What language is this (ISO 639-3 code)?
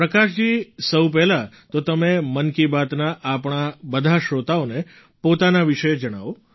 guj